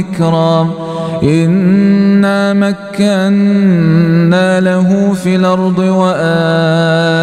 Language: Arabic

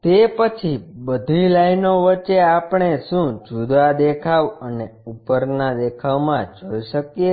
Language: Gujarati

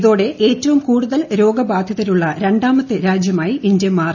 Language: Malayalam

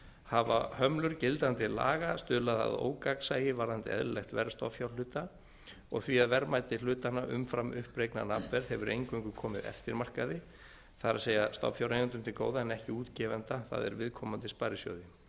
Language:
Icelandic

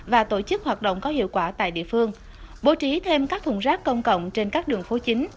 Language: Vietnamese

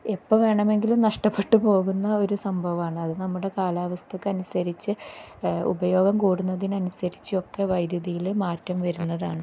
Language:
Malayalam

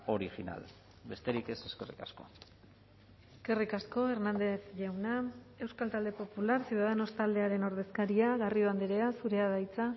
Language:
Basque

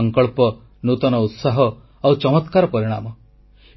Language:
Odia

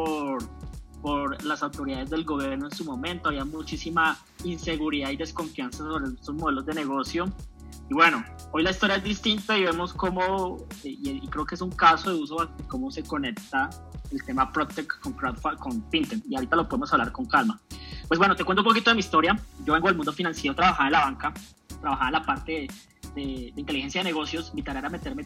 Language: Spanish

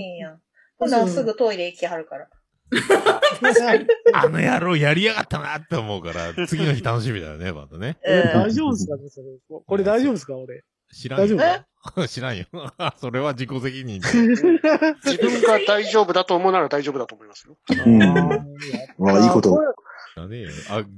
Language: Japanese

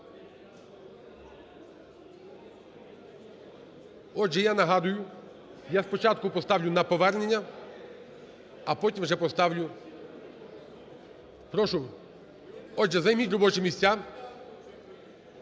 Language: Ukrainian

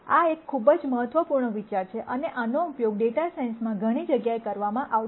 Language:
Gujarati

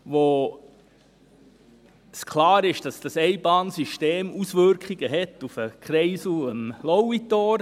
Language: Swiss German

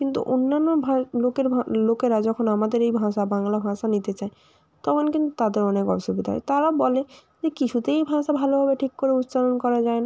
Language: Bangla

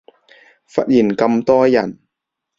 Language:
Cantonese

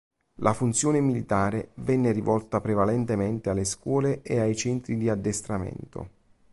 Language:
Italian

